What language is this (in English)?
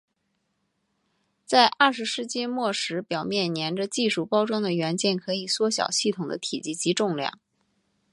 Chinese